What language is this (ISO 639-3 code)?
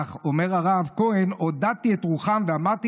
heb